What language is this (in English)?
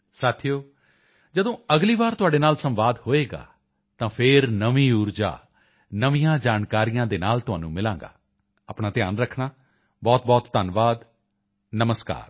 Punjabi